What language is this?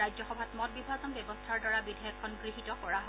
Assamese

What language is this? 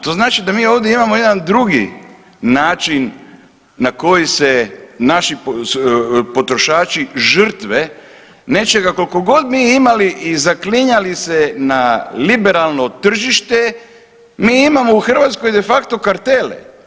Croatian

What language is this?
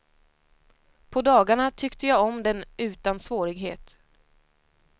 Swedish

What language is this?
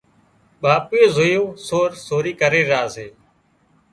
Wadiyara Koli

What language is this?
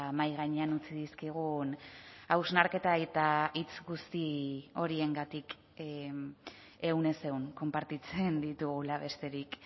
Basque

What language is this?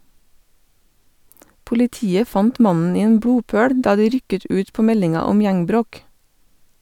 Norwegian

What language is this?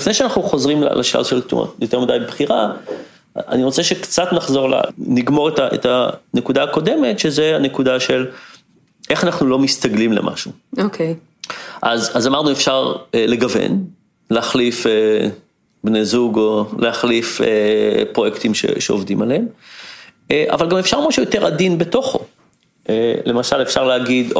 Hebrew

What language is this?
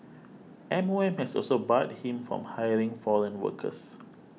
English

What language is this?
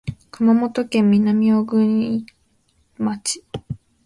Japanese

